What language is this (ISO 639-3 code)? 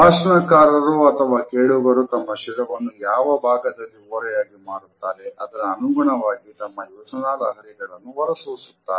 kan